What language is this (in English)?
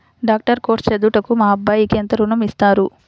Telugu